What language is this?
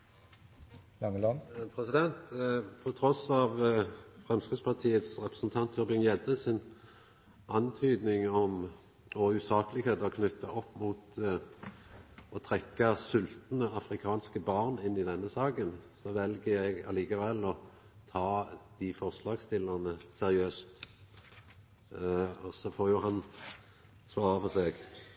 Norwegian Nynorsk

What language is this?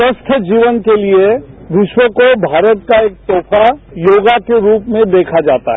Hindi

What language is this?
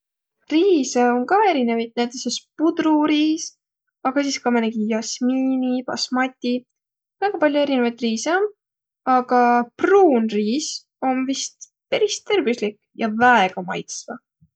Võro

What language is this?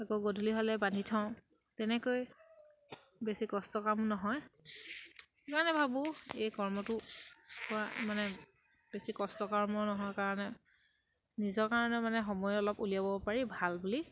Assamese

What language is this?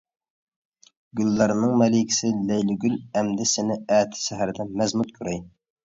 Uyghur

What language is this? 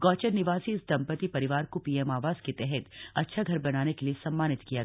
Hindi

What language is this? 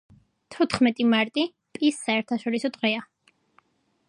Georgian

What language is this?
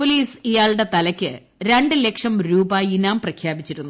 Malayalam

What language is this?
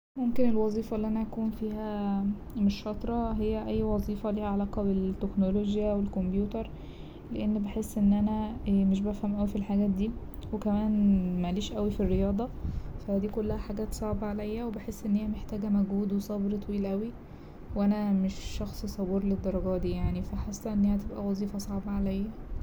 Egyptian Arabic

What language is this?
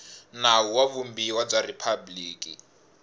Tsonga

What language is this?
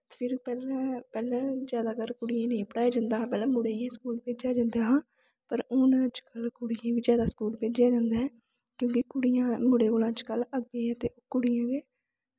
Dogri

